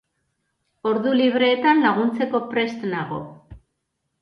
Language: Basque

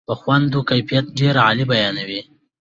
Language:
Pashto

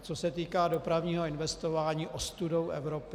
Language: Czech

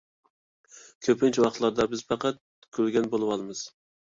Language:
Uyghur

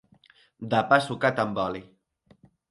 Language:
Catalan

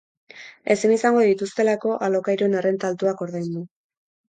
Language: Basque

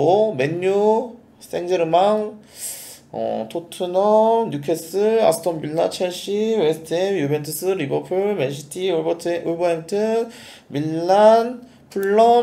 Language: Korean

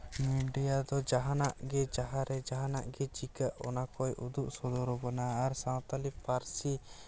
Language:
Santali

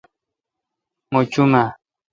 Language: Kalkoti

